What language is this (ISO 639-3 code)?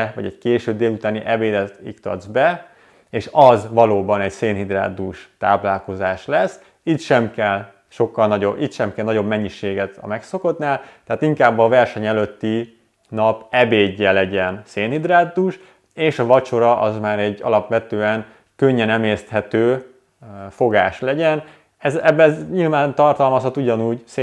hun